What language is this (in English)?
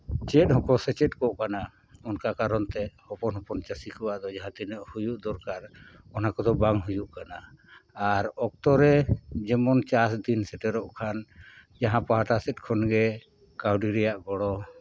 Santali